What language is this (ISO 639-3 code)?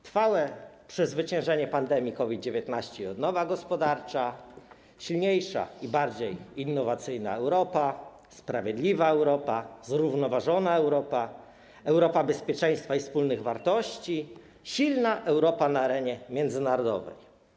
pol